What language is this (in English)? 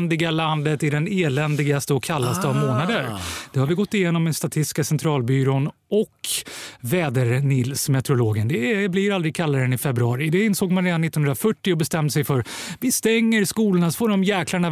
Swedish